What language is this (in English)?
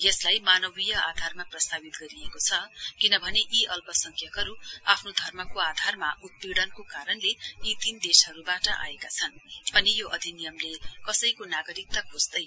Nepali